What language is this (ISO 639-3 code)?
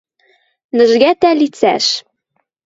mrj